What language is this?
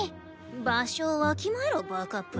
Japanese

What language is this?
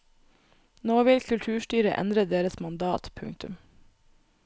Norwegian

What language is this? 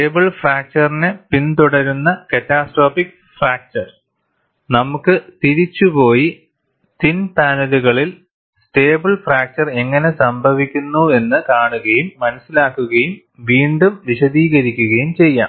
Malayalam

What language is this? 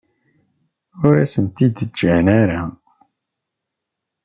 Kabyle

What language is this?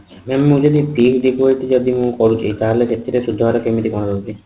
Odia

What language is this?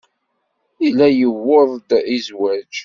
Kabyle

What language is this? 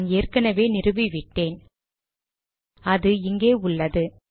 Tamil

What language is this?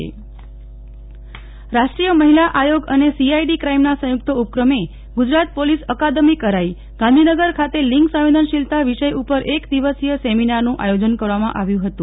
Gujarati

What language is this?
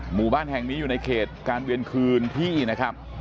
Thai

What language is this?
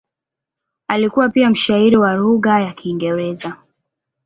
Swahili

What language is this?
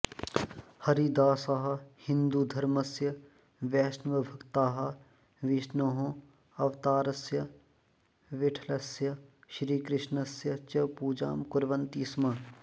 Sanskrit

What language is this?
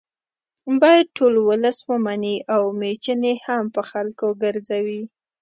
Pashto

